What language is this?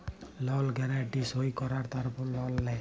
Bangla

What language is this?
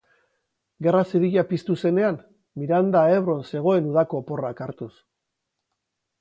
Basque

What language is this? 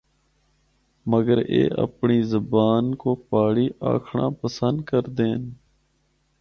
Northern Hindko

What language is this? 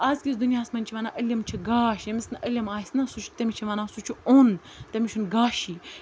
Kashmiri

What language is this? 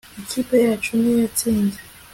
Kinyarwanda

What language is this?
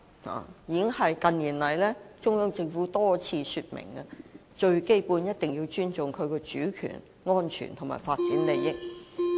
Cantonese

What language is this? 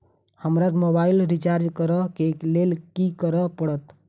Maithili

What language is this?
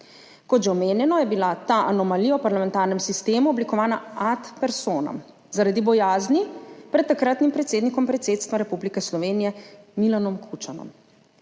Slovenian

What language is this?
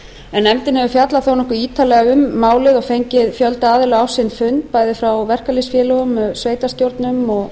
Icelandic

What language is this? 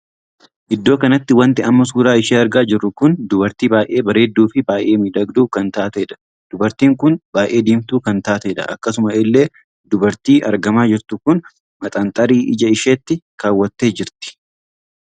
Oromo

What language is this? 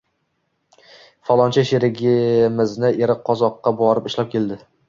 Uzbek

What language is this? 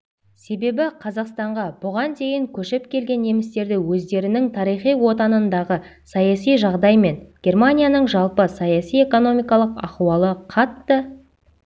Kazakh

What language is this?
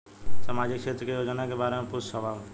Bhojpuri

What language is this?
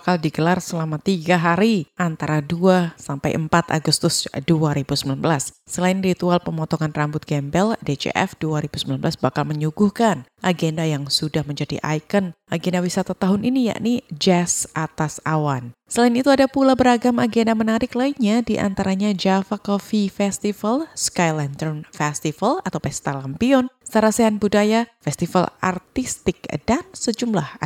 Indonesian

